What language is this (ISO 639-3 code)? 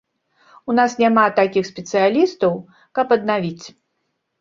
bel